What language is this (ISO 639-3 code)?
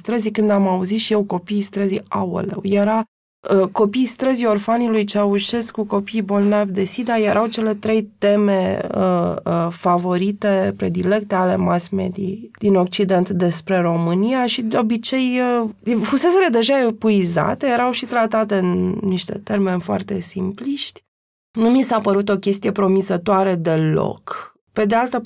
ron